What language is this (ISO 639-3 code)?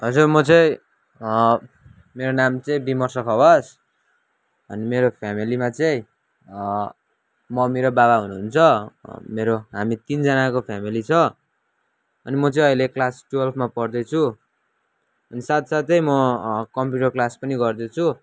nep